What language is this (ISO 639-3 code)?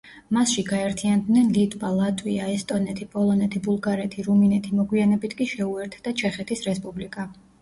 kat